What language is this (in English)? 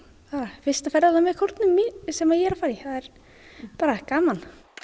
Icelandic